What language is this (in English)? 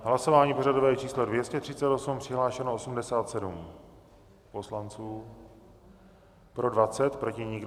Czech